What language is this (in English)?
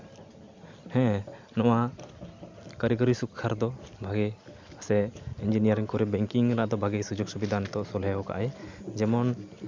Santali